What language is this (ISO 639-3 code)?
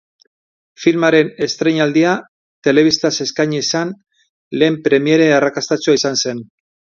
eus